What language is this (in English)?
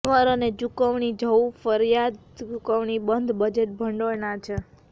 Gujarati